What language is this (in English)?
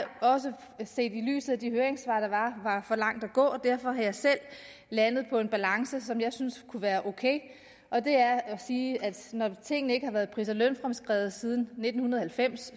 Danish